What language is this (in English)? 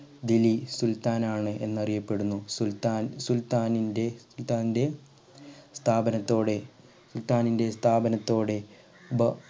Malayalam